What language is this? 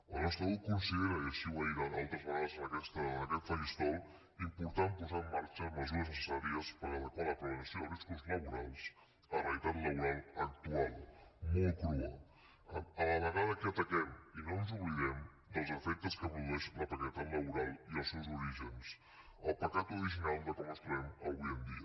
Catalan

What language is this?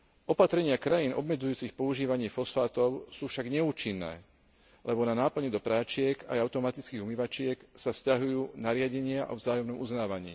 Slovak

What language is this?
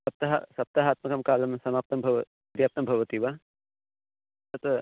Sanskrit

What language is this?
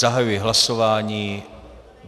Czech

